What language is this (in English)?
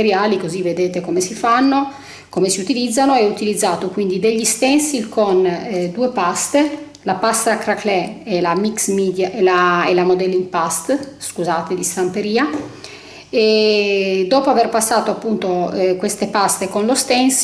Italian